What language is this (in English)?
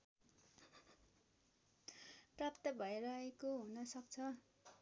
Nepali